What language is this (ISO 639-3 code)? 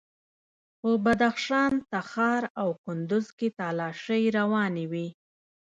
pus